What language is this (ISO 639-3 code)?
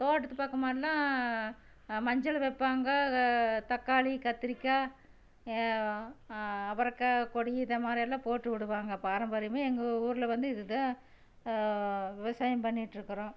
tam